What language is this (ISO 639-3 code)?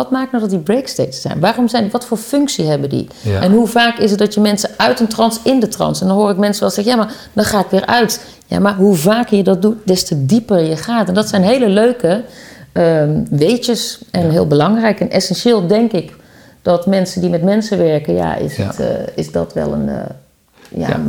nld